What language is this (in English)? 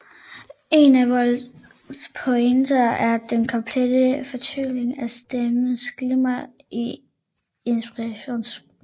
Danish